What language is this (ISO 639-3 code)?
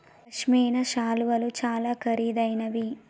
tel